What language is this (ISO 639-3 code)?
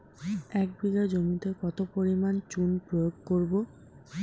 ben